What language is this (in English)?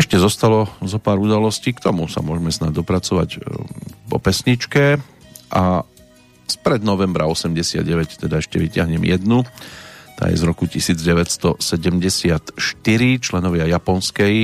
Slovak